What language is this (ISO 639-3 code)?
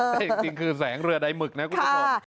tha